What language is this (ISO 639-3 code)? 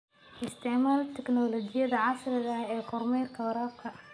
som